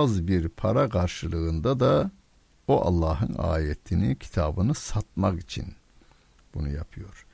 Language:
Turkish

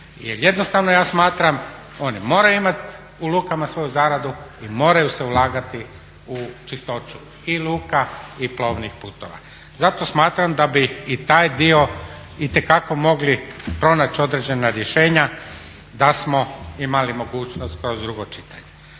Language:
Croatian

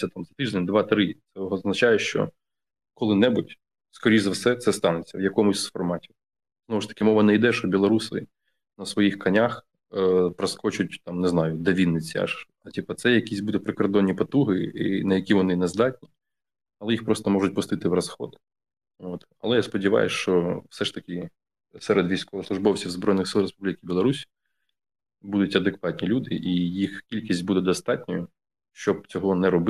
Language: Ukrainian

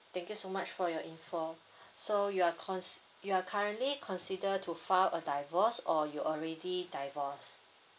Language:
English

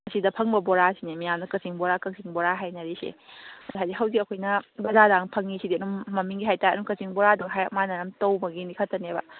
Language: Manipuri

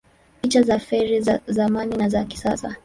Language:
Swahili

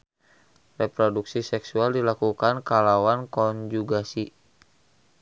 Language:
Sundanese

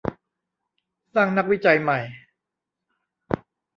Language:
Thai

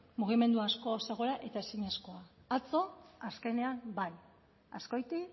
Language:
Basque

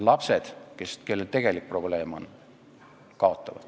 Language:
Estonian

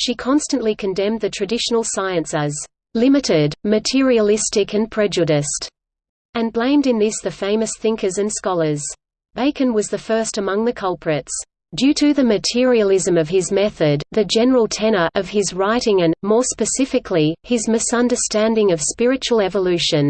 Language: English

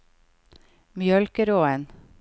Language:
Norwegian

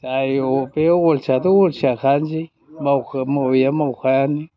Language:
Bodo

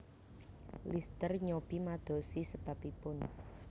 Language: Javanese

